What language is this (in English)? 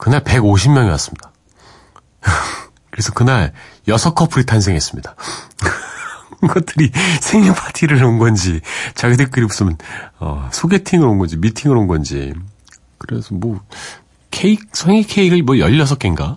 Korean